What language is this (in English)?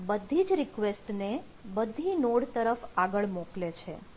Gujarati